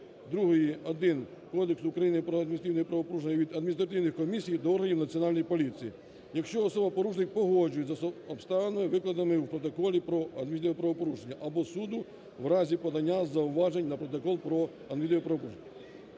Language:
Ukrainian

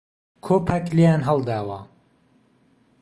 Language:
Central Kurdish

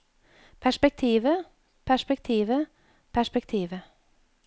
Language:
Norwegian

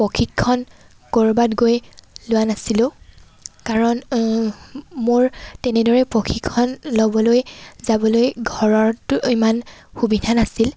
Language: Assamese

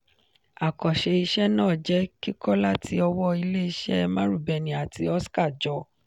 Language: Yoruba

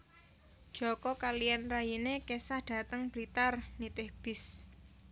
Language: Javanese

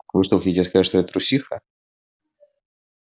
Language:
Russian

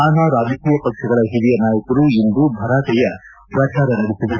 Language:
Kannada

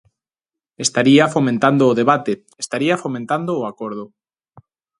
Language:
Galician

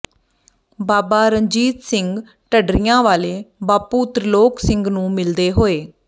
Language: Punjabi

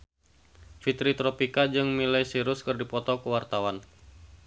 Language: Sundanese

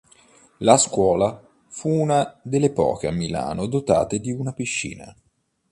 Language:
Italian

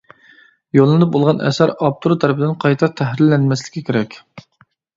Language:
Uyghur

